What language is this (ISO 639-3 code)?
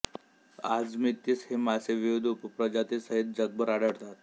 mar